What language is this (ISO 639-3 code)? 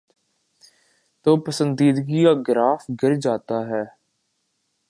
urd